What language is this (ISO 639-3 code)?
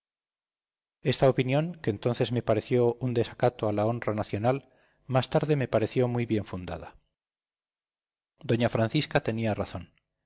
spa